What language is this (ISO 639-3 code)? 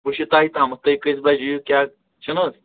kas